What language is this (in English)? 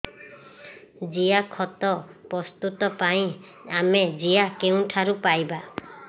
Odia